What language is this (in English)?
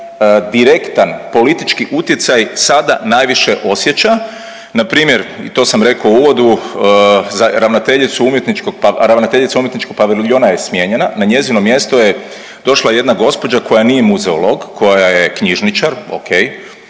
Croatian